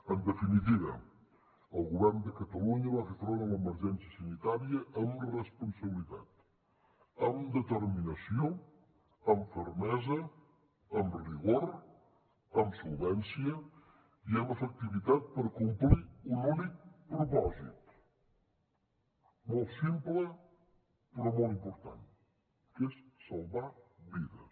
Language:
Catalan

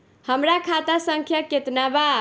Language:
Bhojpuri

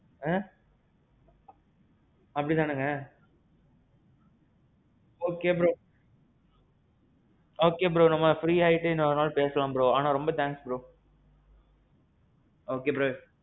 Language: Tamil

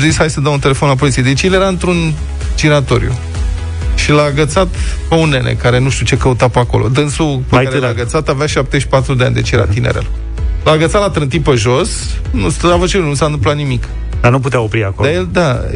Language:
Romanian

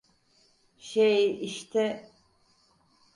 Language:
Turkish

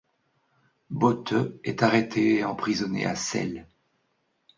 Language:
French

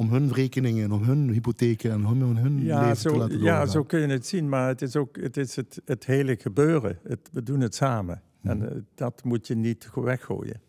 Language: Dutch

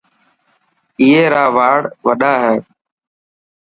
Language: Dhatki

